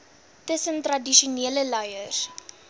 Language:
Afrikaans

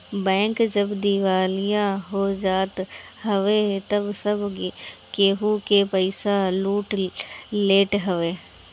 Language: Bhojpuri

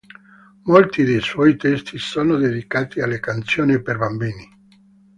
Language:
Italian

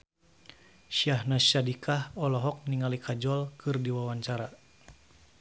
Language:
Sundanese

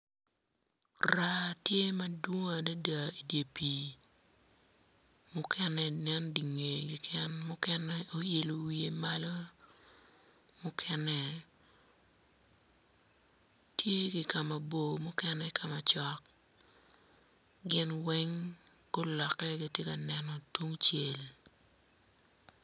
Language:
Acoli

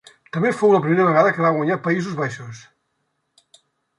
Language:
Catalan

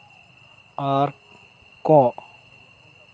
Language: Santali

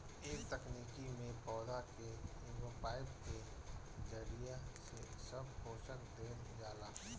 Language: Bhojpuri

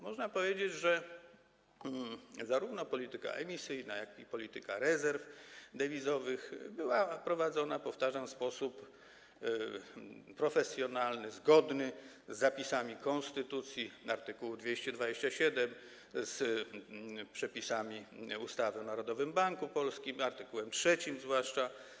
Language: Polish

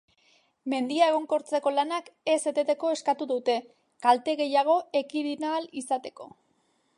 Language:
Basque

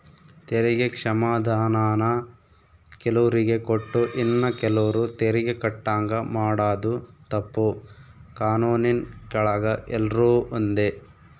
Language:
Kannada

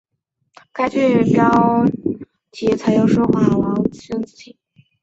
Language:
Chinese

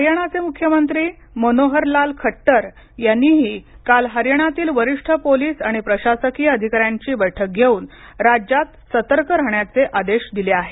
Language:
Marathi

